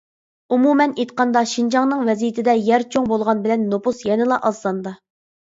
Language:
Uyghur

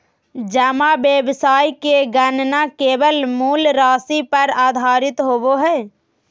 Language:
Magahi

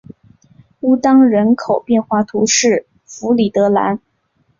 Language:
Chinese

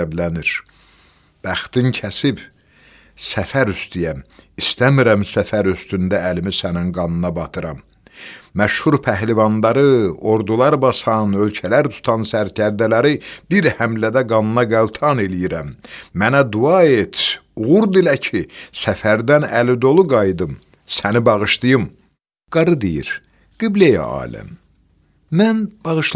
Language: Turkish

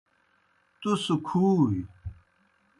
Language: Kohistani Shina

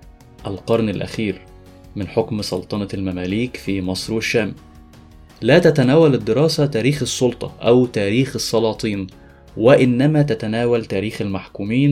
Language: Arabic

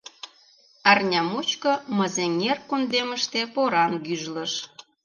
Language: Mari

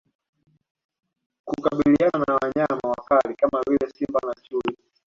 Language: Swahili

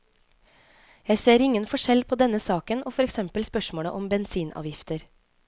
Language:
Norwegian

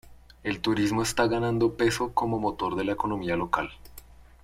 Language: Spanish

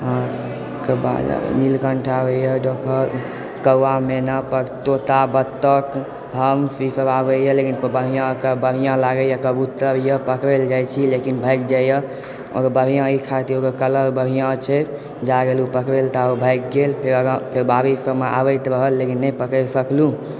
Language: Maithili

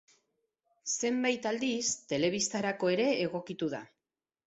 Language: Basque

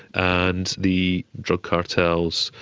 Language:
English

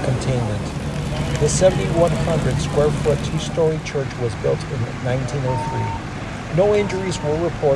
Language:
English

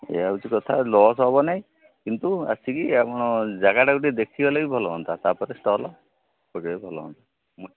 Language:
Odia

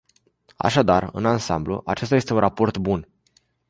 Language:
Romanian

